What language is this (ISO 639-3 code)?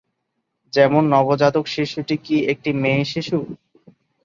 ben